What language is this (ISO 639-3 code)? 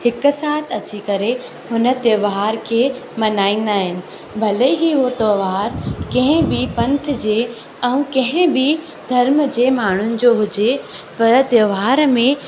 snd